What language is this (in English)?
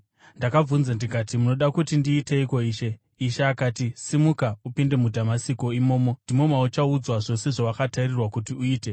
Shona